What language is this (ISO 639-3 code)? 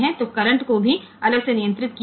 guj